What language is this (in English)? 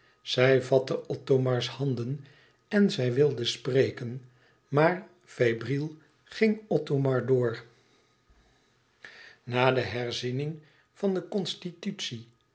Dutch